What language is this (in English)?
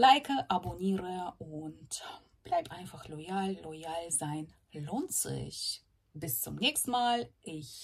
German